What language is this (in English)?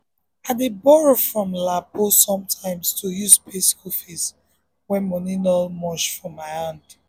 Nigerian Pidgin